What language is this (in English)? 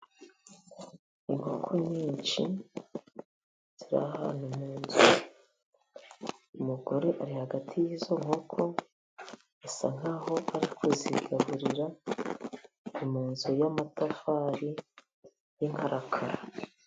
Kinyarwanda